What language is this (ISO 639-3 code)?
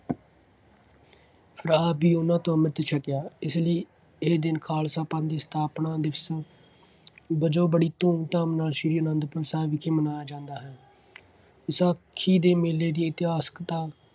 pan